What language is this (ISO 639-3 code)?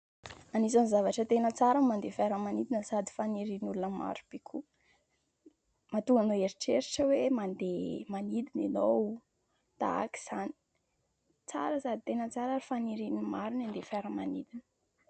mlg